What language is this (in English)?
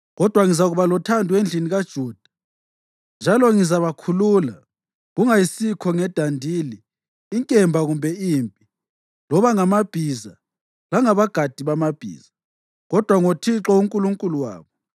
North Ndebele